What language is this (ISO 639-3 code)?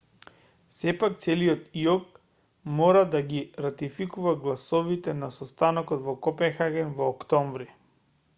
mkd